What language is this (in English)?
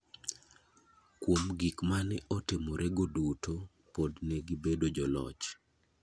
Luo (Kenya and Tanzania)